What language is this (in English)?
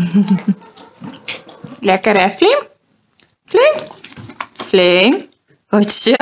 Dutch